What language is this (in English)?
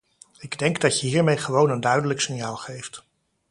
Dutch